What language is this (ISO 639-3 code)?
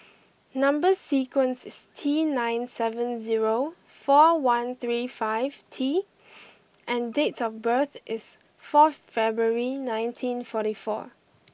eng